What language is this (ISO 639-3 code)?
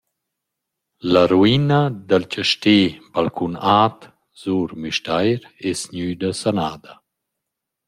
roh